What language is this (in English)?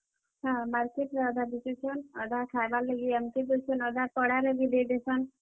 Odia